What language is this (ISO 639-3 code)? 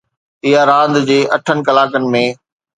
snd